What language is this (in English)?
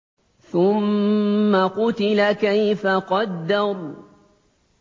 Arabic